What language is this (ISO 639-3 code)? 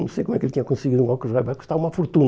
por